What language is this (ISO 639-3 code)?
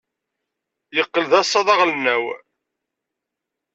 kab